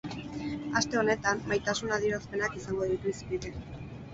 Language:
Basque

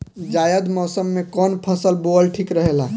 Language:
Bhojpuri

